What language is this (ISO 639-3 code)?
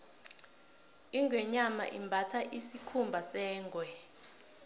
nbl